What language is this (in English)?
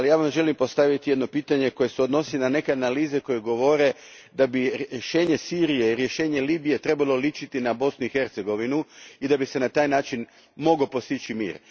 Croatian